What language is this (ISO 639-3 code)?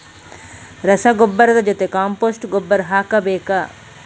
kan